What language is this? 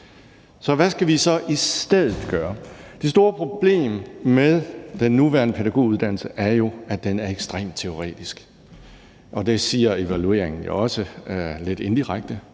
Danish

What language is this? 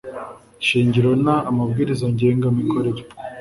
Kinyarwanda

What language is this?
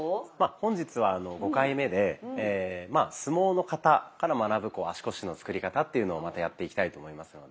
Japanese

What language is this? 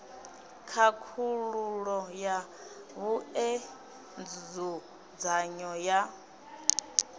Venda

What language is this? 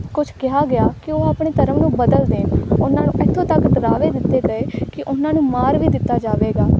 Punjabi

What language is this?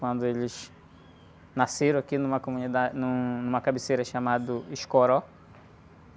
Portuguese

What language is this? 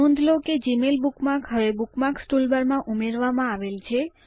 Gujarati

